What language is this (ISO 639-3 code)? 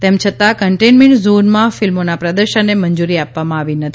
guj